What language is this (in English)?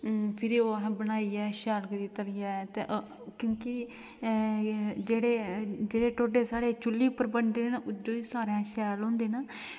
Dogri